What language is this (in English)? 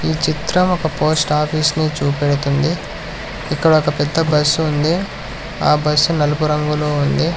Telugu